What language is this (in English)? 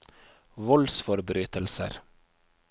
Norwegian